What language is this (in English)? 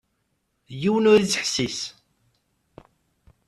Kabyle